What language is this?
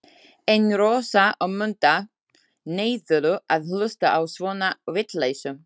Icelandic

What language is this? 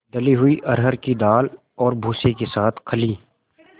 Hindi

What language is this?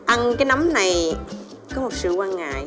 Vietnamese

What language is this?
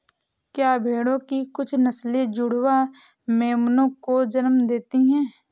Hindi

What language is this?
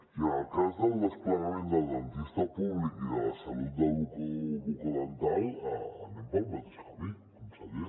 Catalan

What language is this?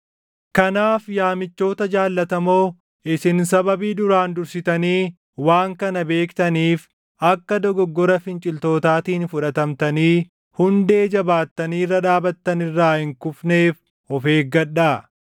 Oromo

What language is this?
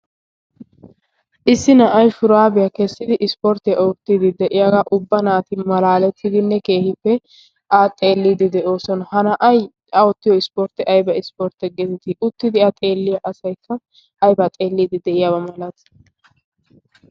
Wolaytta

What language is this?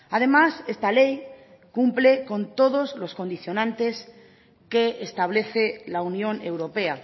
Spanish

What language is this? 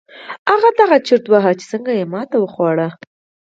Pashto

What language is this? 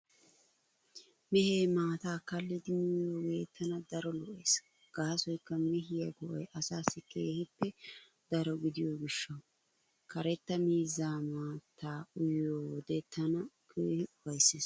Wolaytta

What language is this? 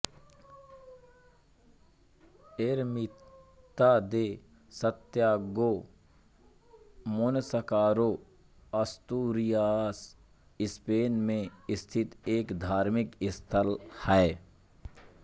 Hindi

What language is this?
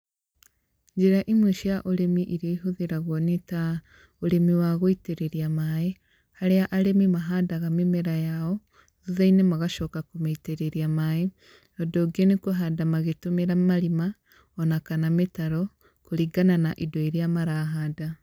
Kikuyu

